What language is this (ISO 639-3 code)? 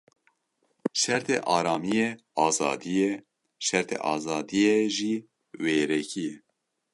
kur